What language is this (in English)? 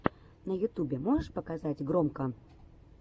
Russian